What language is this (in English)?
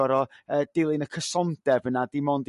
Welsh